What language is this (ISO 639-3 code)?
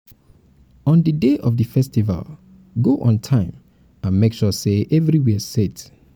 pcm